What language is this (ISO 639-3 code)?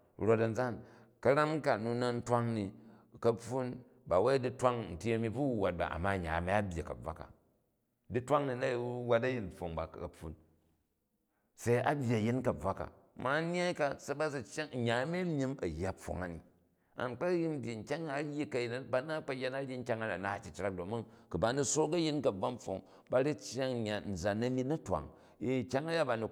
kaj